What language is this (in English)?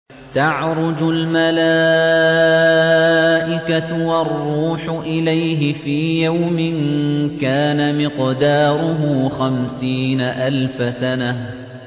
Arabic